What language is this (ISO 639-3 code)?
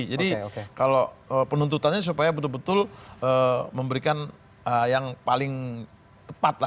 ind